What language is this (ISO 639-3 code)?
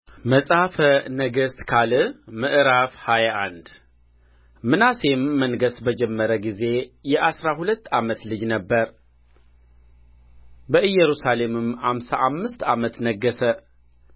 amh